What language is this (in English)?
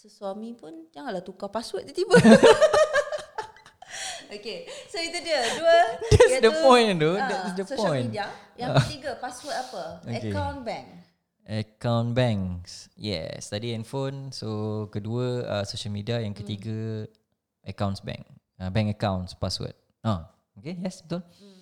Malay